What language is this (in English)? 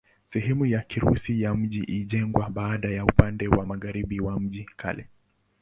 Swahili